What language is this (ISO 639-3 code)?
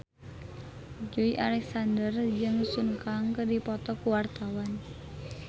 sun